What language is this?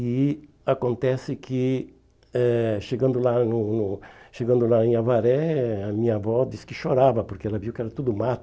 Portuguese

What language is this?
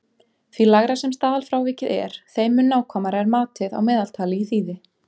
Icelandic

